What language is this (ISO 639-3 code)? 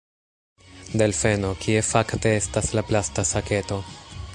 epo